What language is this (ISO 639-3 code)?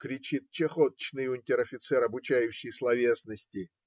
rus